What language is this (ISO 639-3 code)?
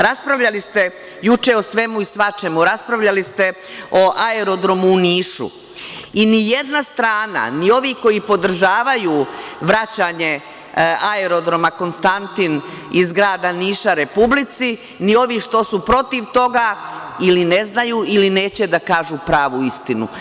srp